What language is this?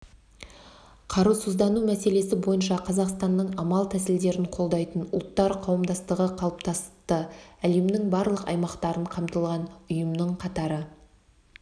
Kazakh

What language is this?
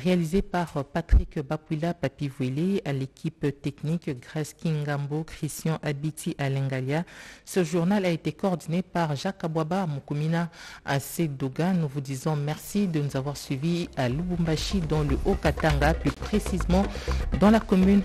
French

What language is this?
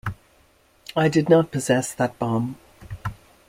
English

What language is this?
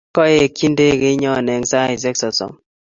Kalenjin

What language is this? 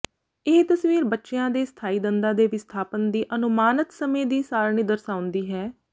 Punjabi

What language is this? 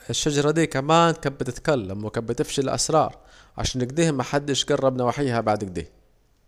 Saidi Arabic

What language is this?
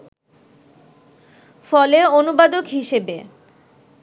Bangla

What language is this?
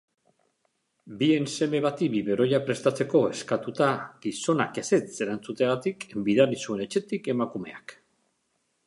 Basque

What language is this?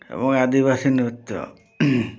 Odia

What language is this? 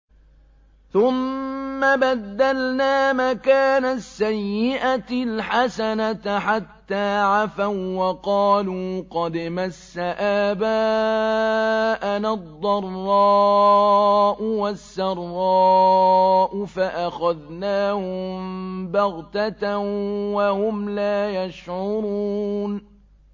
Arabic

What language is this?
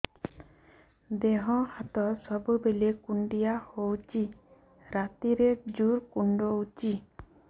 Odia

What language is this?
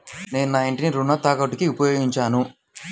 Telugu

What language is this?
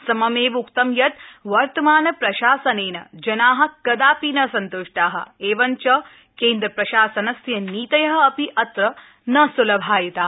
Sanskrit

